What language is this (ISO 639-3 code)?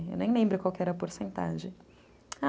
por